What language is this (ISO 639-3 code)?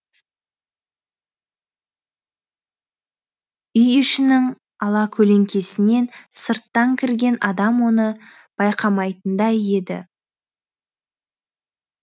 kaz